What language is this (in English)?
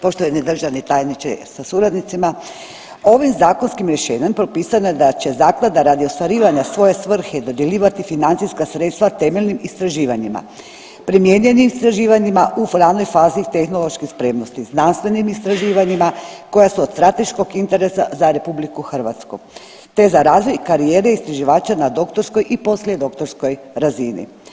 Croatian